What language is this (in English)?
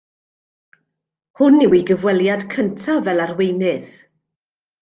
Welsh